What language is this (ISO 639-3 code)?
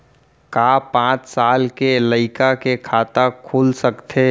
hne